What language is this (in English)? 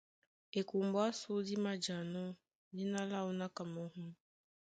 Duala